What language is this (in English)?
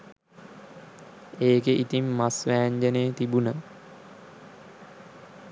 Sinhala